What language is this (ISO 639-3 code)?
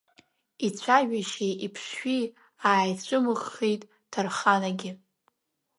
abk